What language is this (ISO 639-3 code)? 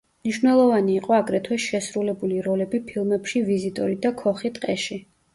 kat